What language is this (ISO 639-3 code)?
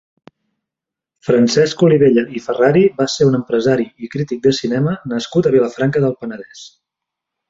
cat